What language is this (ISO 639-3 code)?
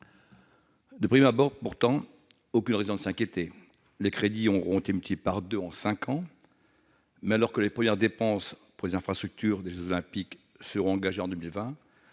fra